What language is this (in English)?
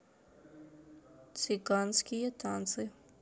Russian